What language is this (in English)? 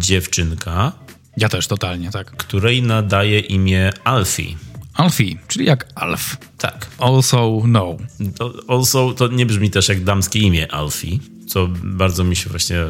Polish